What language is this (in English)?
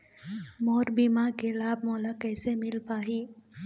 Chhattisgarhi